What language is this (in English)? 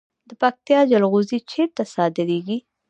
Pashto